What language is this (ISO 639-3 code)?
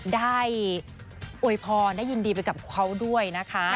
tha